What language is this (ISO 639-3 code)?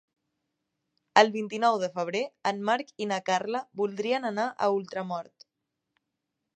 cat